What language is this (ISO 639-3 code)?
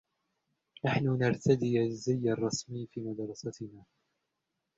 ara